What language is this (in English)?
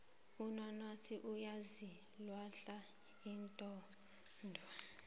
South Ndebele